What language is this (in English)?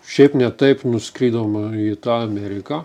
Lithuanian